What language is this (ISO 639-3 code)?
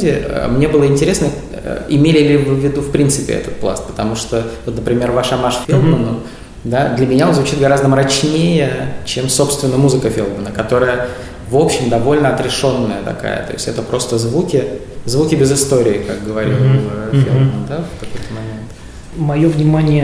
rus